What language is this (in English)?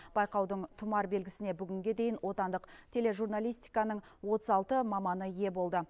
Kazakh